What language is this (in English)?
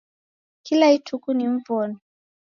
Taita